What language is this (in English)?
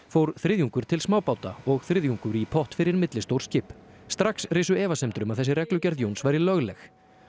Icelandic